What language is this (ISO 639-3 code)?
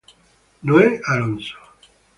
ita